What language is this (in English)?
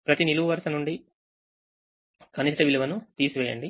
Telugu